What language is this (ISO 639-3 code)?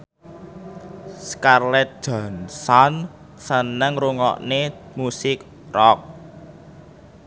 jav